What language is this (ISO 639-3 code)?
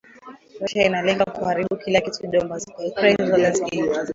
swa